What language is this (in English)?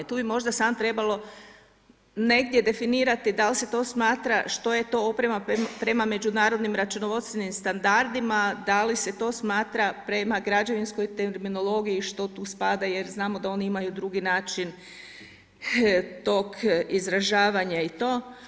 Croatian